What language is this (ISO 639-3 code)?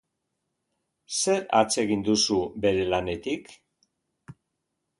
eus